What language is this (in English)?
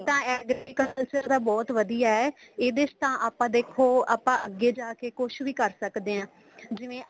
Punjabi